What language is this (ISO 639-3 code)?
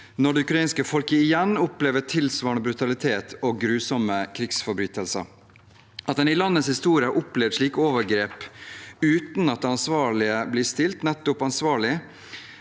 nor